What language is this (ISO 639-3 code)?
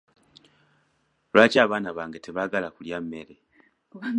lug